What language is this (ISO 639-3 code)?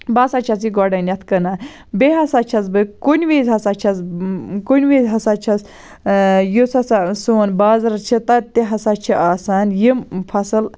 kas